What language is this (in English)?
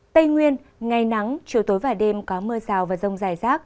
Vietnamese